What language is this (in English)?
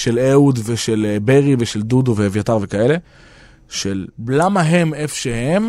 Hebrew